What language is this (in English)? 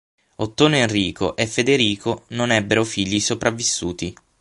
Italian